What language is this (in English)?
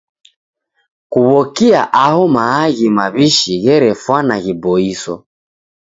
Taita